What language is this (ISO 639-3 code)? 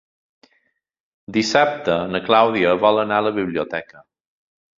cat